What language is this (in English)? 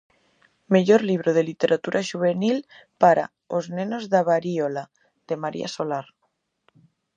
Galician